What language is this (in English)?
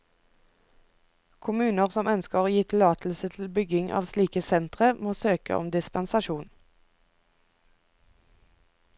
Norwegian